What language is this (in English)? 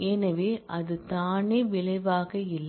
Tamil